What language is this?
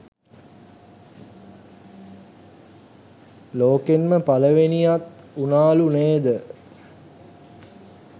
Sinhala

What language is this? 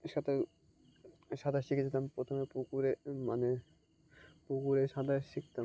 Bangla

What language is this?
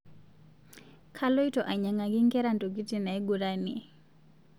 Masai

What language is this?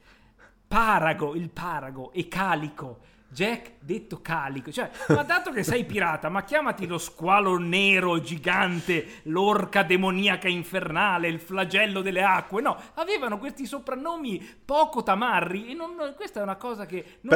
Italian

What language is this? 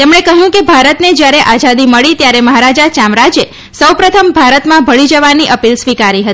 Gujarati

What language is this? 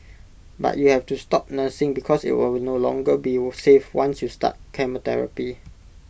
English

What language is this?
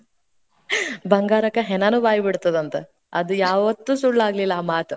Kannada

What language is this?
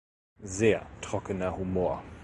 German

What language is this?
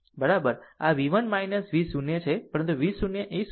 Gujarati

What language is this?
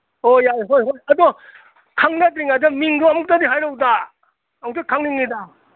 Manipuri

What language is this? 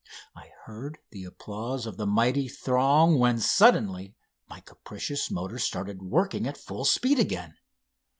English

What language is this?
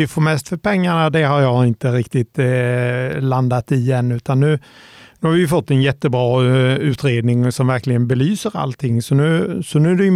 Swedish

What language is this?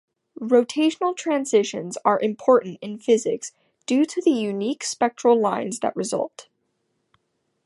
English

